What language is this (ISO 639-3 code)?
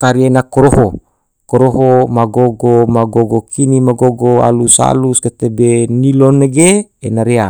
tvo